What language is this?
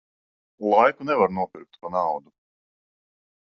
Latvian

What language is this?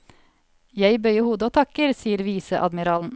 Norwegian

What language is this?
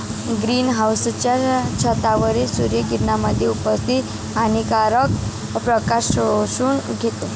Marathi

